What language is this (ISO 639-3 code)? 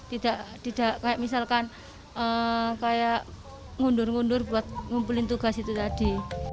ind